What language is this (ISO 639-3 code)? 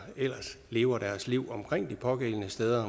dan